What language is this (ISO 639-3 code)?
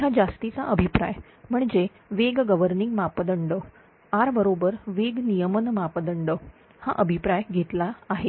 mar